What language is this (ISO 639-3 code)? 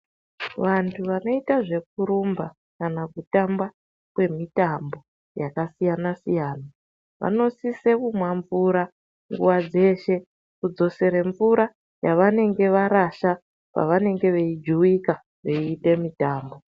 ndc